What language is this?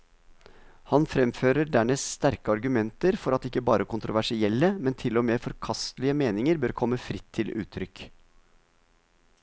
Norwegian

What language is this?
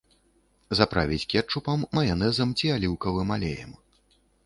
Belarusian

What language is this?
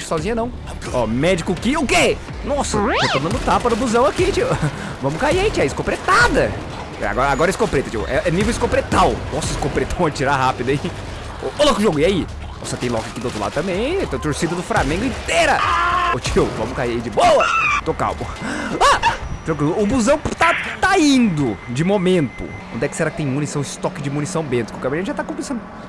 Portuguese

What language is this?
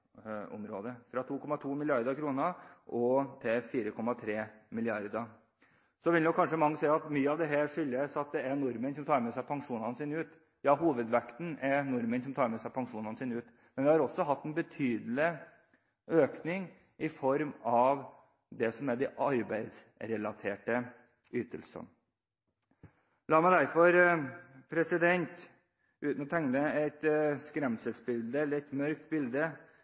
Norwegian Bokmål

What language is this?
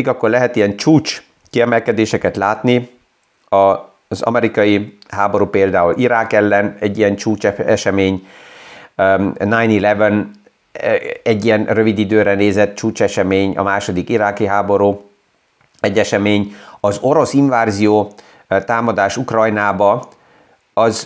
Hungarian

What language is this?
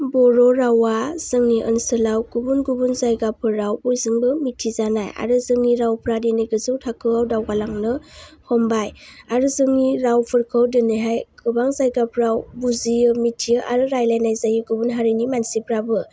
Bodo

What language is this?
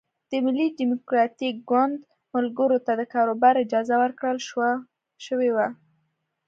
Pashto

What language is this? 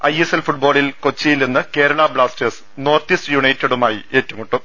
Malayalam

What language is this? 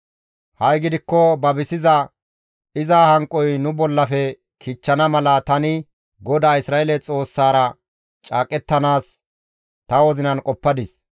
Gamo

